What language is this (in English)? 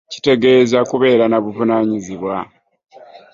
Ganda